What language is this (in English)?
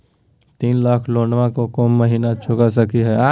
Magahi